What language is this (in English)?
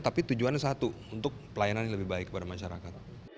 Indonesian